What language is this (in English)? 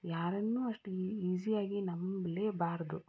Kannada